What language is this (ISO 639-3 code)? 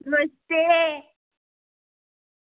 doi